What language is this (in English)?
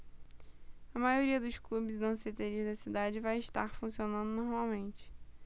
Portuguese